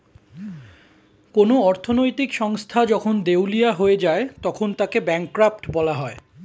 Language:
Bangla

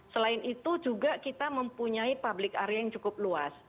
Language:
Indonesian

